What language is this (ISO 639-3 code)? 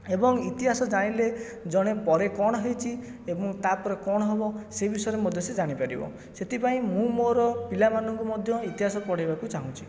ori